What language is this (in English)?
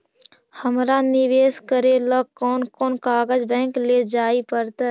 Magahi